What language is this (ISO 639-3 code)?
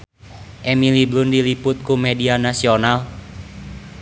sun